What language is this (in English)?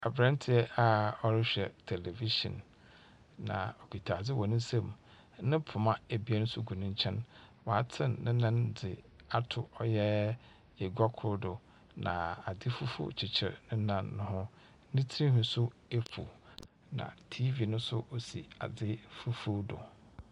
Akan